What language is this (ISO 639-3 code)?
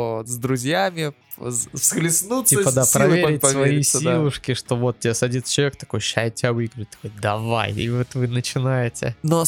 rus